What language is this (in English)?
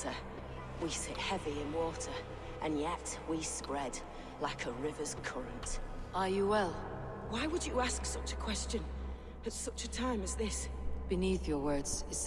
Polish